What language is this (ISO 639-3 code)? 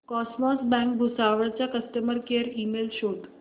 mar